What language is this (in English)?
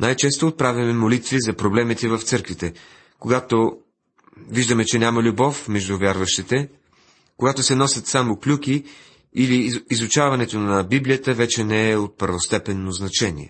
Bulgarian